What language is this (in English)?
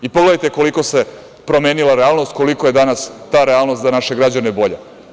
Serbian